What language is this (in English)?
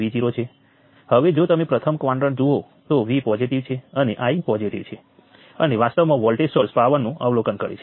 Gujarati